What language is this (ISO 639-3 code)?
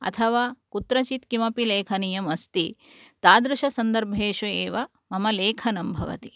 san